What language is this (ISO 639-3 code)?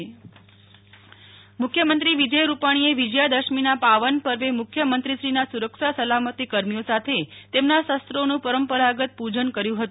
guj